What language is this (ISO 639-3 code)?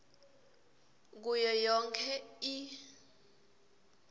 ssw